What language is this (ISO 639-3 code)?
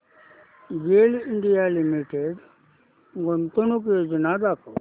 mar